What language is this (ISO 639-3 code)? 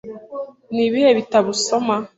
kin